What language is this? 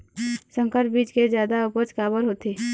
Chhattisgarhi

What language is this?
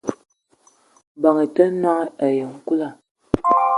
Eton (Cameroon)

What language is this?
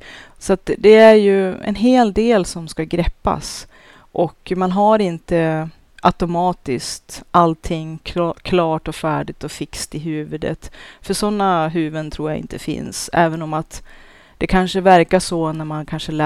Swedish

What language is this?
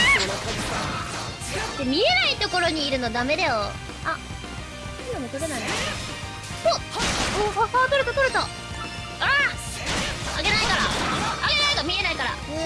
Japanese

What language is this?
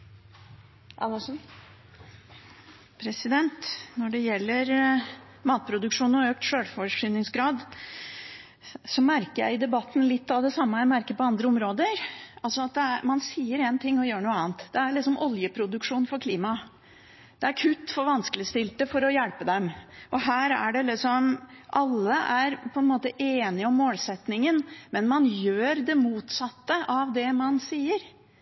Norwegian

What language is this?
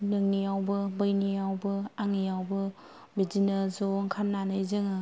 Bodo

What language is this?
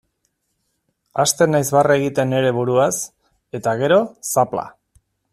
Basque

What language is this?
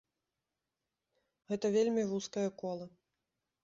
Belarusian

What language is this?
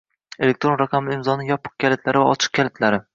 Uzbek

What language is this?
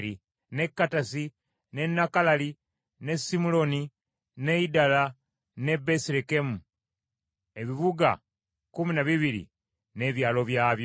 Ganda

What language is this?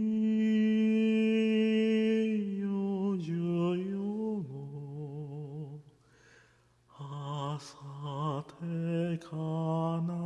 Polish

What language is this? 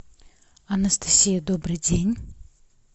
Russian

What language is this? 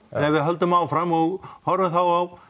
Icelandic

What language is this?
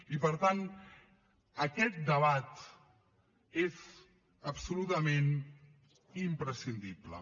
Catalan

